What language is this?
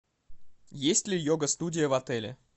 Russian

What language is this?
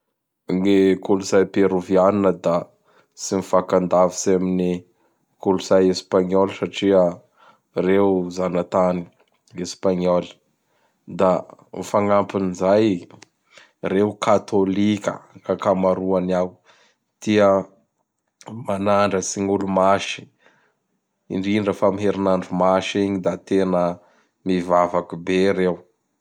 Bara Malagasy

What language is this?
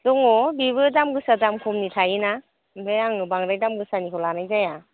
Bodo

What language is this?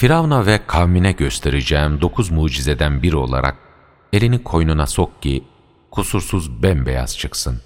Turkish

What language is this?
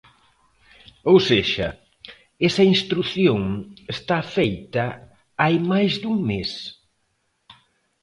Galician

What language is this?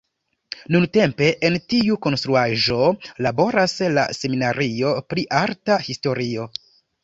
Esperanto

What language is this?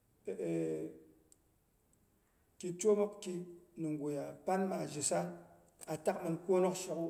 Boghom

